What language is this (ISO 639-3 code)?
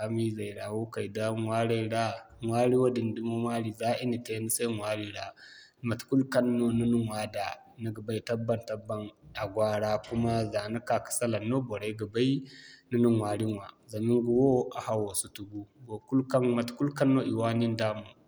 dje